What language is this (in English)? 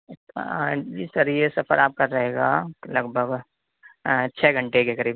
Urdu